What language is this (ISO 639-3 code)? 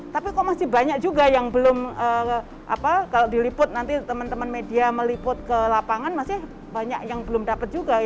ind